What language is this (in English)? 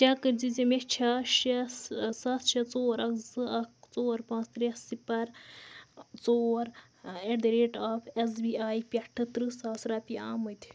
Kashmiri